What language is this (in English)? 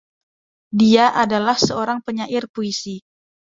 Indonesian